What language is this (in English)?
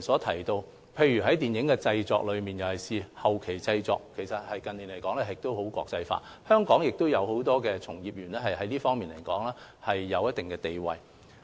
Cantonese